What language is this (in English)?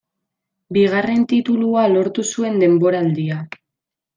Basque